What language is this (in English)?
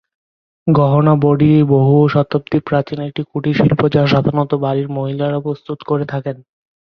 Bangla